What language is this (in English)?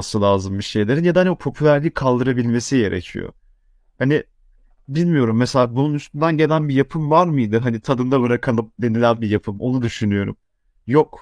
Turkish